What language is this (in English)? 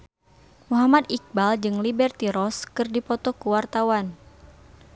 Sundanese